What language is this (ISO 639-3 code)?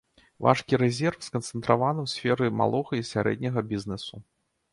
bel